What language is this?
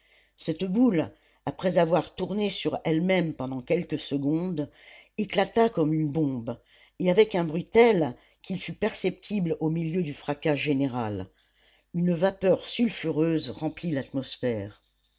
French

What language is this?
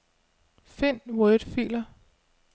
Danish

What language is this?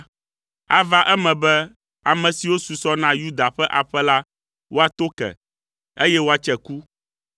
Ewe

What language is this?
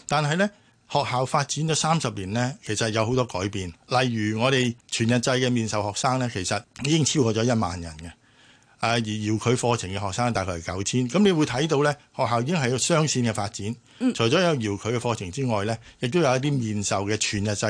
Chinese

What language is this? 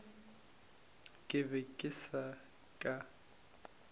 Northern Sotho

